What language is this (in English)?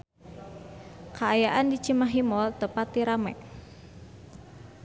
Sundanese